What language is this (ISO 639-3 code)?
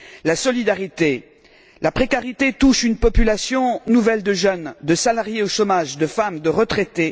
fra